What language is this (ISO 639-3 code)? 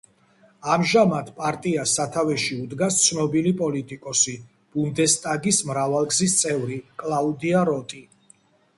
kat